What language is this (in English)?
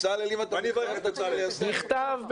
Hebrew